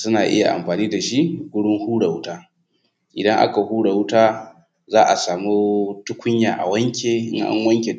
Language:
Hausa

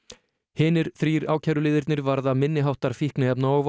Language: Icelandic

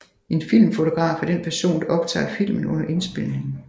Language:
Danish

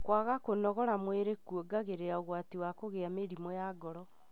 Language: Kikuyu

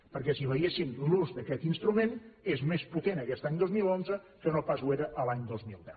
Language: Catalan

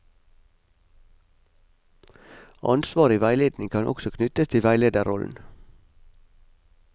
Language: Norwegian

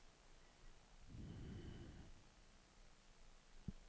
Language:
Danish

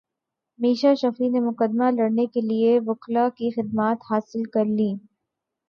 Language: Urdu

